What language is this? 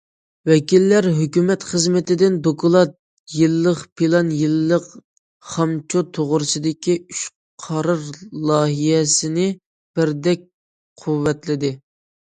Uyghur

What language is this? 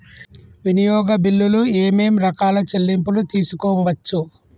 Telugu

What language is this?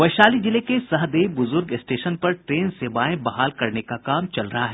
Hindi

